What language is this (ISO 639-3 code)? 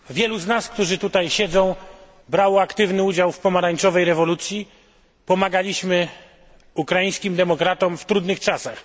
pol